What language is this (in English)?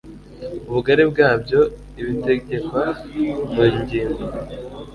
Kinyarwanda